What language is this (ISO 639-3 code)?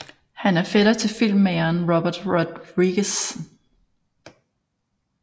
dan